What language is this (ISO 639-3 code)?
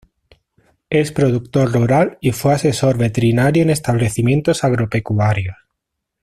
spa